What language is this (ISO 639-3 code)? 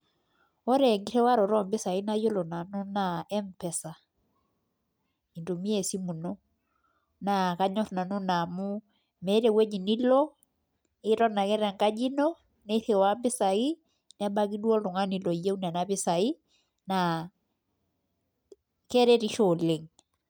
mas